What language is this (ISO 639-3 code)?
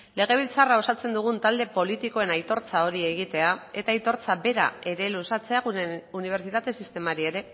eus